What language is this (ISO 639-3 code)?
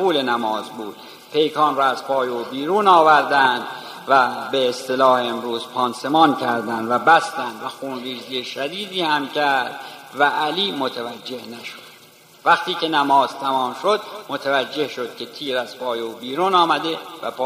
fas